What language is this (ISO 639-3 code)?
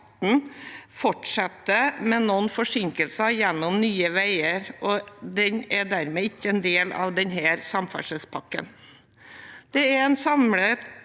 nor